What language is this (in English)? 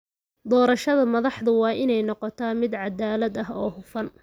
Somali